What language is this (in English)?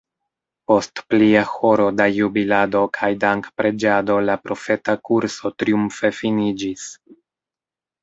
Esperanto